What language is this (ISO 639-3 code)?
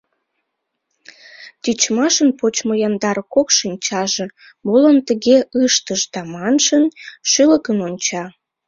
chm